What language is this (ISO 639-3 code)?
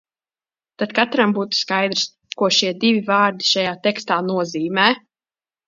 lav